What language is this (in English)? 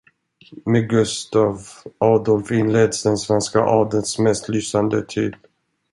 Swedish